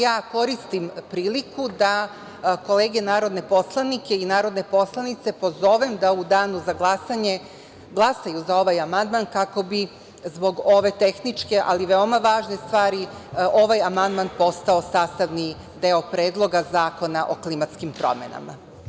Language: Serbian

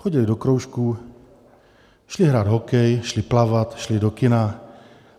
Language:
Czech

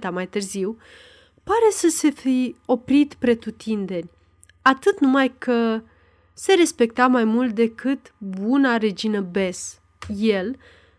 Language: Romanian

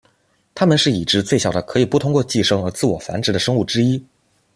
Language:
Chinese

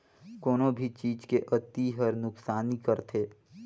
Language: Chhattisgarhi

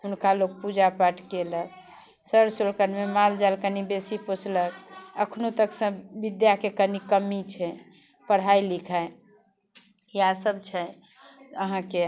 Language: Maithili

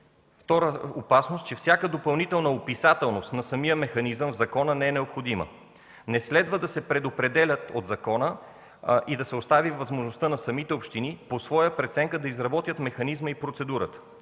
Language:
Bulgarian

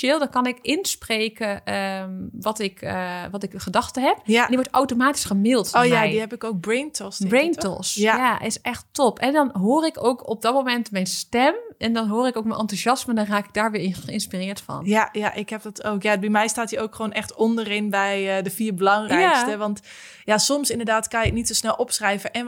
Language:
Dutch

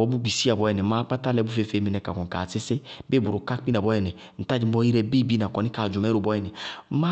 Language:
Bago-Kusuntu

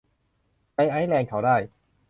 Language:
Thai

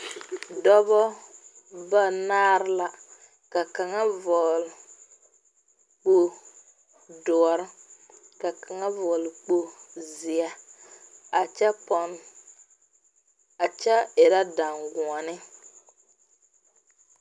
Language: Southern Dagaare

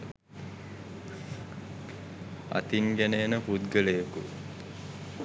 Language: Sinhala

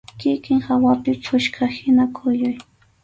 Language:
Arequipa-La Unión Quechua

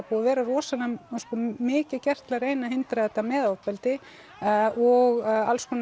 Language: Icelandic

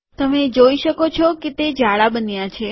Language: Gujarati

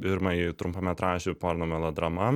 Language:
Lithuanian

